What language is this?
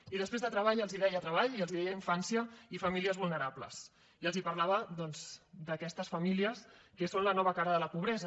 Catalan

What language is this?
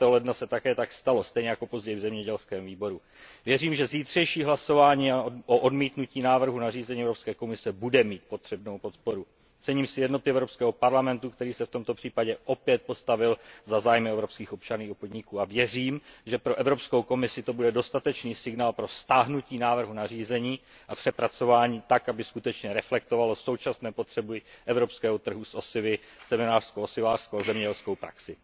Czech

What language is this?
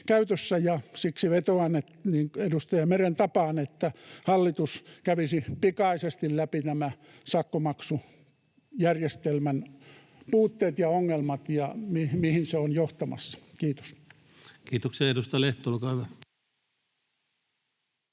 Finnish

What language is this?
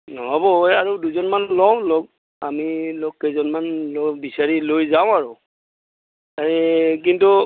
Assamese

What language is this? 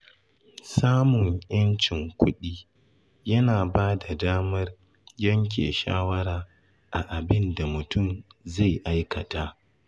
Hausa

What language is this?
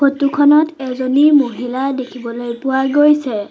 Assamese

